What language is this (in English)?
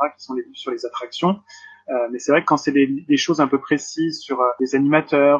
French